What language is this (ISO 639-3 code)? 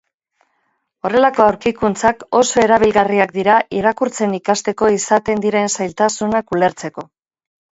eus